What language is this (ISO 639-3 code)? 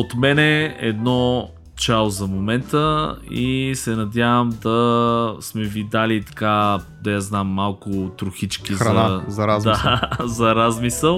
bul